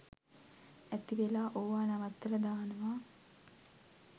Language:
Sinhala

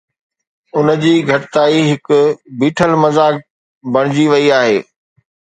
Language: Sindhi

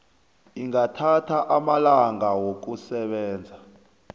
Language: South Ndebele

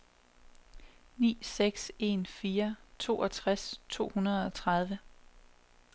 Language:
Danish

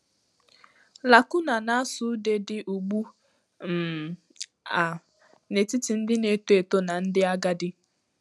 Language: Igbo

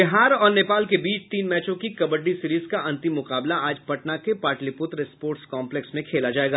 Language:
Hindi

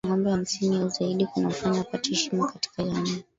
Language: Swahili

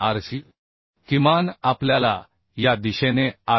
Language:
Marathi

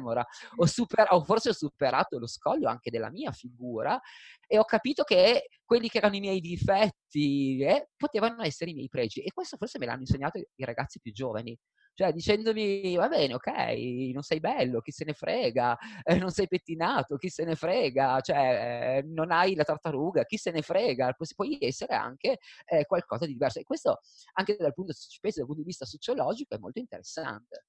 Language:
Italian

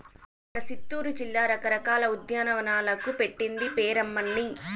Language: Telugu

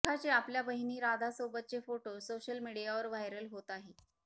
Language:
Marathi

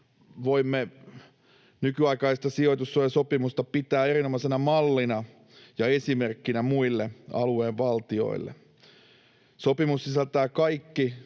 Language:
Finnish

